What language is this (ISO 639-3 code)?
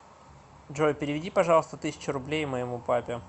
rus